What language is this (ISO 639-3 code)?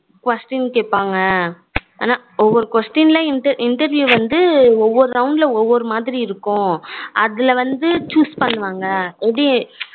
tam